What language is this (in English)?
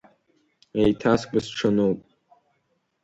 Abkhazian